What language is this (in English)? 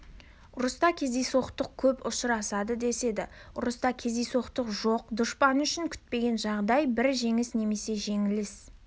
Kazakh